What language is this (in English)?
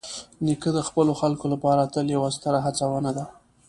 Pashto